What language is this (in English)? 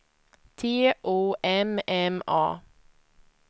Swedish